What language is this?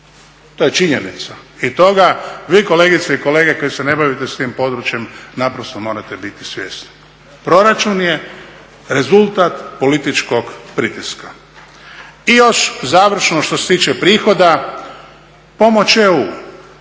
Croatian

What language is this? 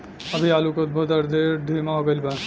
Bhojpuri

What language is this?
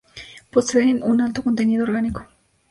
Spanish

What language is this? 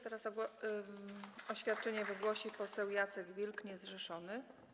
Polish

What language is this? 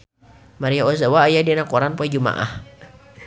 Sundanese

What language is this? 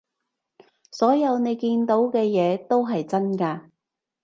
Cantonese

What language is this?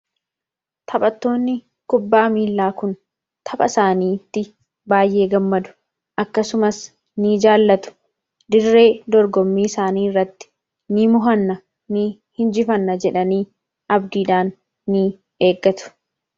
Oromo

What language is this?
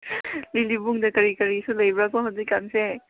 Manipuri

